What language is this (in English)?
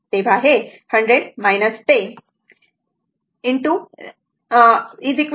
Marathi